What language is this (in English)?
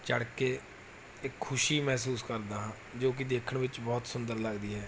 Punjabi